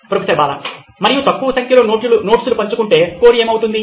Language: Telugu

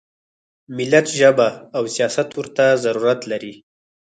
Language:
Pashto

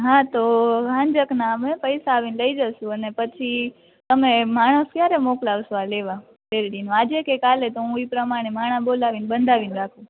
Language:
Gujarati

